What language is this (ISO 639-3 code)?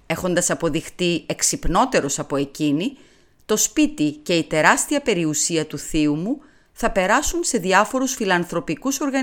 ell